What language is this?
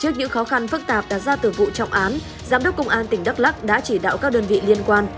Vietnamese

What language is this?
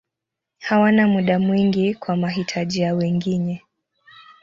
Swahili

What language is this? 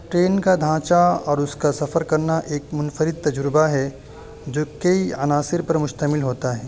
Urdu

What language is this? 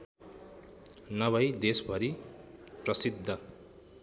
Nepali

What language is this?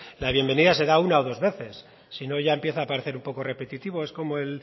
Spanish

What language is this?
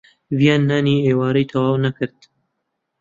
Central Kurdish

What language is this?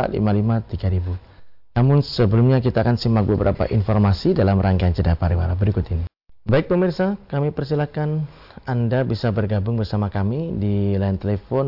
Indonesian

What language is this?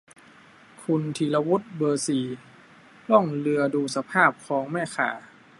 Thai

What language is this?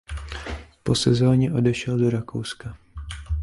Czech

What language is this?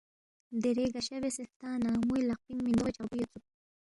Balti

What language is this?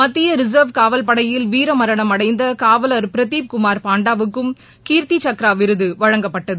Tamil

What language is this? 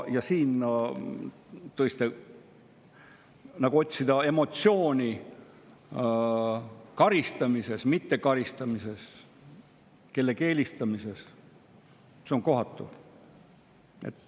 Estonian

